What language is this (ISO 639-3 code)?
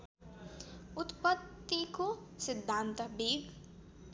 nep